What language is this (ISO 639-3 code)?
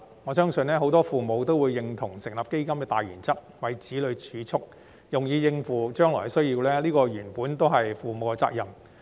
yue